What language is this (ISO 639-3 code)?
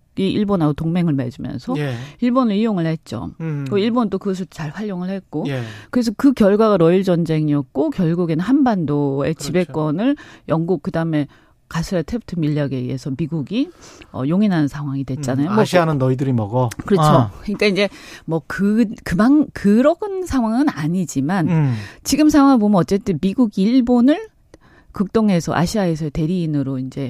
kor